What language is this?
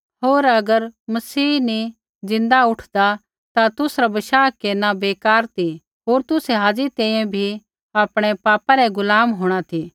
Kullu Pahari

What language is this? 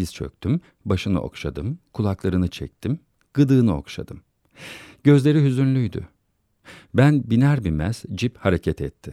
Turkish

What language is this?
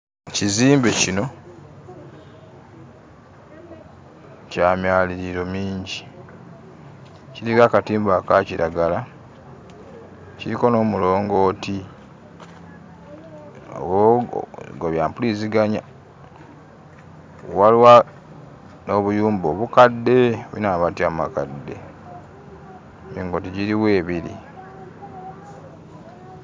Ganda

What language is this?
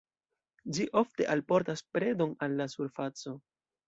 Esperanto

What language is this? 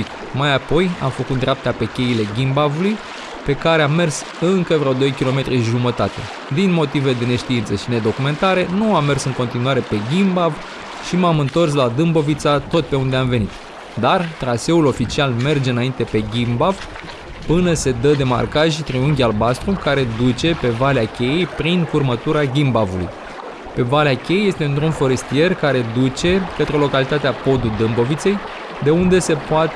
Romanian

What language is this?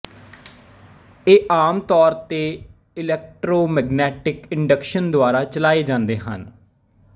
Punjabi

